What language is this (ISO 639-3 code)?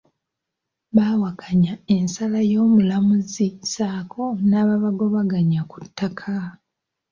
lug